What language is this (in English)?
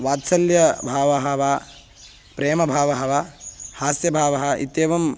Sanskrit